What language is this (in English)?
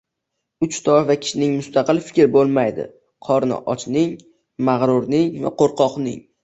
Uzbek